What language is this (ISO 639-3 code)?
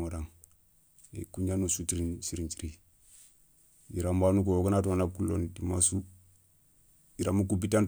snk